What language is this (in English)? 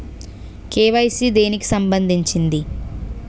Telugu